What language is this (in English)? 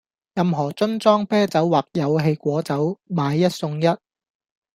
Cantonese